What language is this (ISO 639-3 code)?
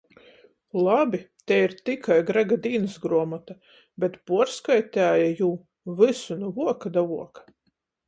ltg